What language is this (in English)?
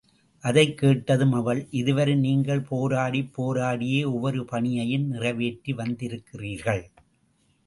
Tamil